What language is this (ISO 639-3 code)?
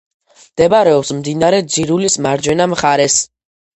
kat